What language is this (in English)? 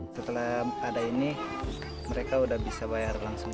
Indonesian